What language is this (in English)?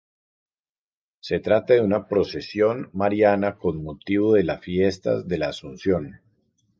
Spanish